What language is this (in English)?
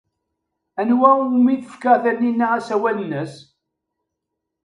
Kabyle